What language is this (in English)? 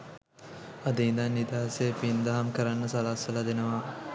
Sinhala